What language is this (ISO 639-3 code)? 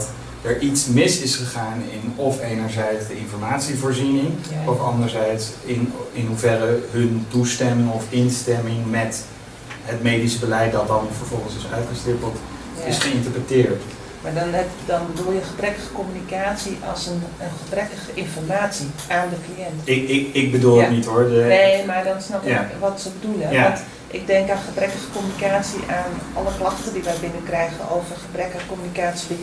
nld